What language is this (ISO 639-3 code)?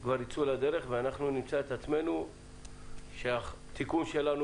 heb